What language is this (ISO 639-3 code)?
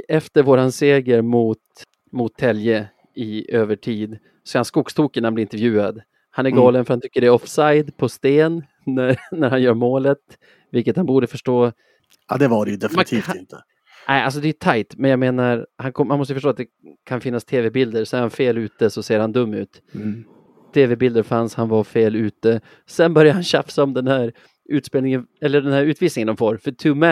swe